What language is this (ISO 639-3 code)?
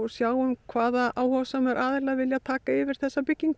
isl